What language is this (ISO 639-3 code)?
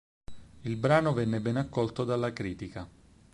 ita